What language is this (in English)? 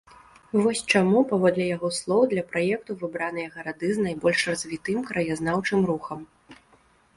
Belarusian